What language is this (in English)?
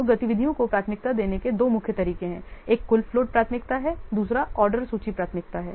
Hindi